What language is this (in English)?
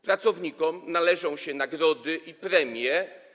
Polish